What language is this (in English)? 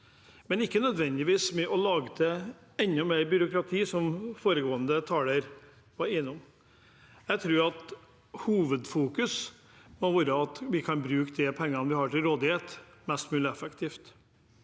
Norwegian